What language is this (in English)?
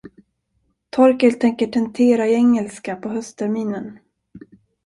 Swedish